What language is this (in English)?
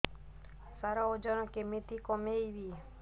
Odia